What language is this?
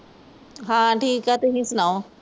Punjabi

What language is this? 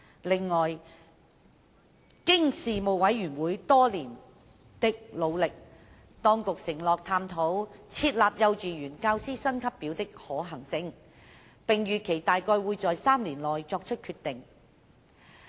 Cantonese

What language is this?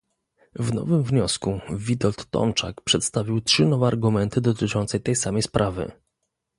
Polish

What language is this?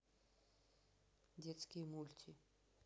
Russian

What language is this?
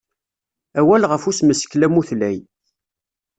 Kabyle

